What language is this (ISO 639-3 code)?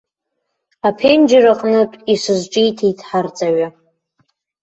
abk